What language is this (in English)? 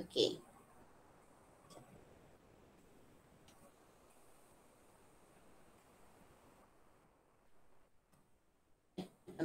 Malay